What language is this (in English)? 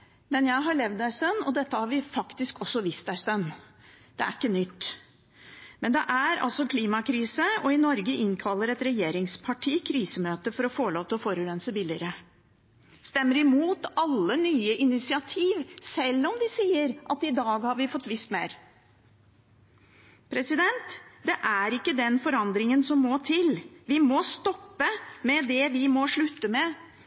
Norwegian Bokmål